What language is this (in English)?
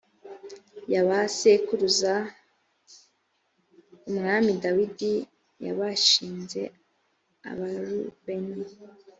Kinyarwanda